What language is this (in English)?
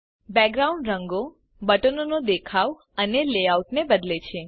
Gujarati